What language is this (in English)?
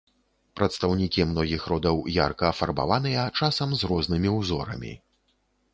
Belarusian